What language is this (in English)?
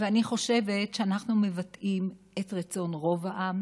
Hebrew